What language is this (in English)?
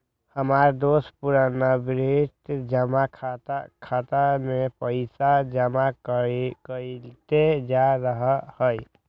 Magahi